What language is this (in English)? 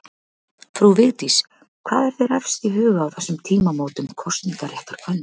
Icelandic